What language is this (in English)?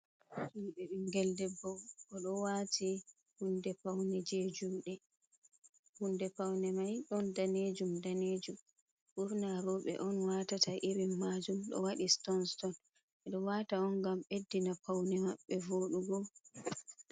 Fula